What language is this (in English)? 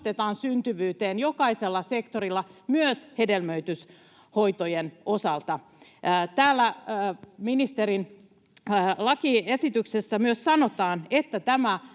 Finnish